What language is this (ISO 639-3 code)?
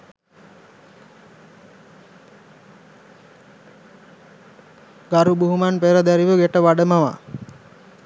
sin